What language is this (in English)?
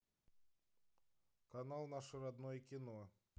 Russian